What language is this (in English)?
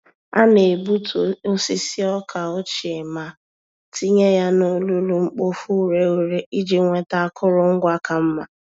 Igbo